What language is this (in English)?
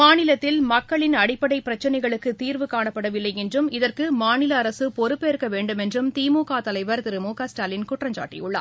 Tamil